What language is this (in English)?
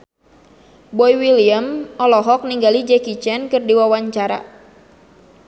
Sundanese